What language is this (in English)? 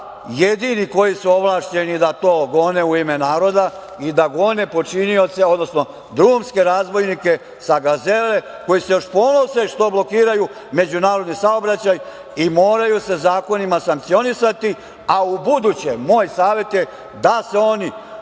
Serbian